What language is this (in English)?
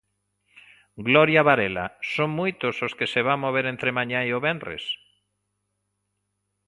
Galician